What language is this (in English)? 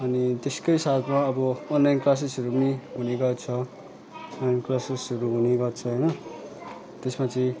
Nepali